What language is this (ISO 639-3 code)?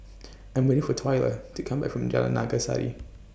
eng